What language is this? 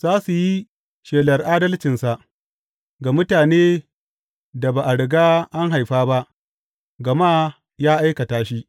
Hausa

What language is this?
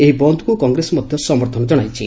Odia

